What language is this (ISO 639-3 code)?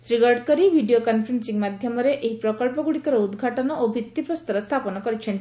ori